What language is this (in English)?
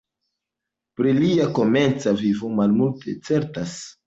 Esperanto